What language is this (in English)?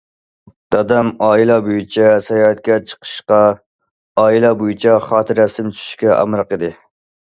Uyghur